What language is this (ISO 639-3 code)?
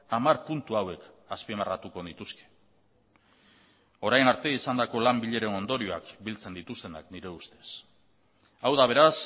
eus